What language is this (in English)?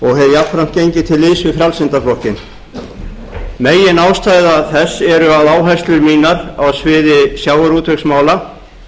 Icelandic